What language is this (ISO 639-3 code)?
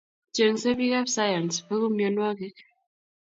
kln